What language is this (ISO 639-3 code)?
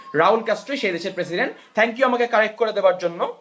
ben